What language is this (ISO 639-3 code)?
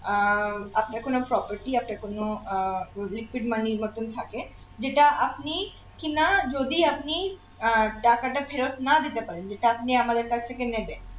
ben